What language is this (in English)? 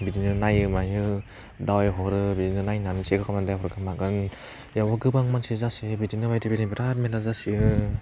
Bodo